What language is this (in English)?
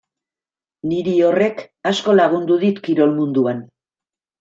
Basque